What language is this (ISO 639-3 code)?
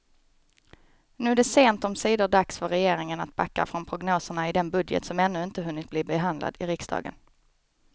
swe